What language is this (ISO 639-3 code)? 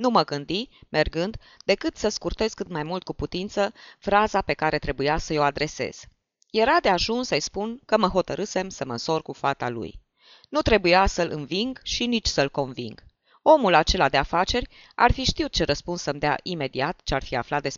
ron